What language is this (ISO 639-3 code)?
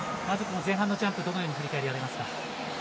jpn